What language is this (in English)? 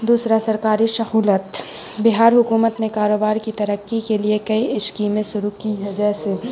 Urdu